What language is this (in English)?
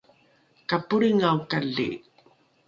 Rukai